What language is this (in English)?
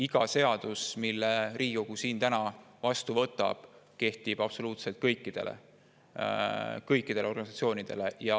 Estonian